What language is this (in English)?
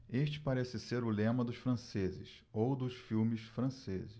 Portuguese